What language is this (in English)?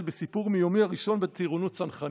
Hebrew